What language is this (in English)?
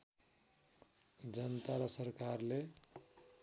Nepali